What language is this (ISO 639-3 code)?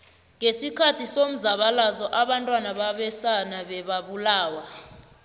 nbl